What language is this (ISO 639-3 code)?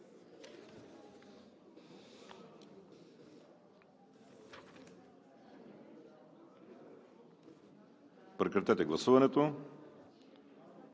bul